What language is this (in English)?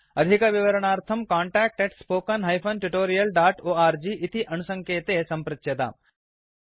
Sanskrit